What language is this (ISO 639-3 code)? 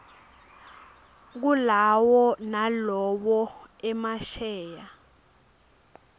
ssw